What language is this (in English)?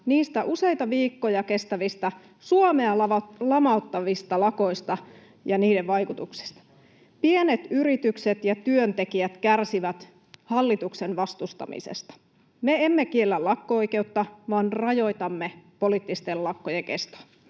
Finnish